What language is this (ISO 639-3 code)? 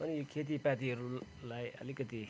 nep